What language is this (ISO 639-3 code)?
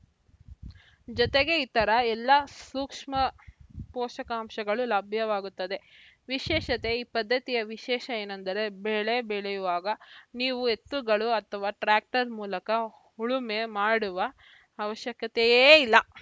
kan